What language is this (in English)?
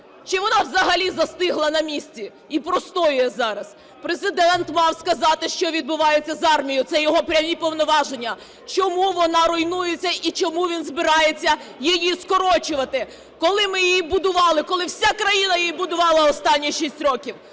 Ukrainian